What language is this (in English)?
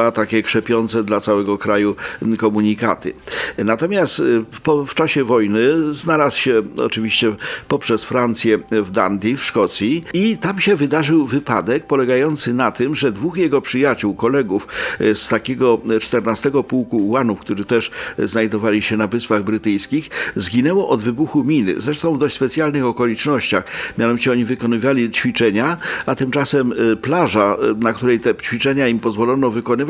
Polish